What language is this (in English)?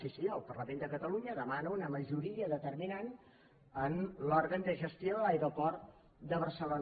Catalan